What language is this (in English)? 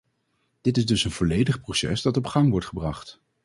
Dutch